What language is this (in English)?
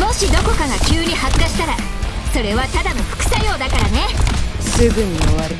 Japanese